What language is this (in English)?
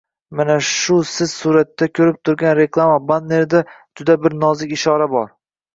Uzbek